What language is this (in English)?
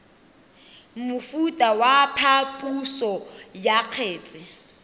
Tswana